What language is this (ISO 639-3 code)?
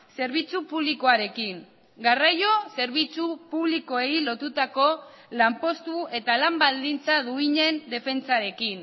eus